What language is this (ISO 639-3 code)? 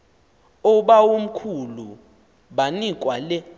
xho